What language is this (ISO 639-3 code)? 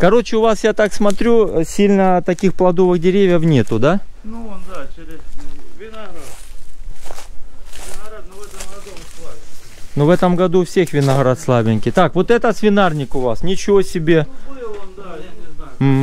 rus